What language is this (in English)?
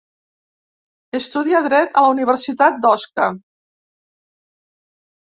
Catalan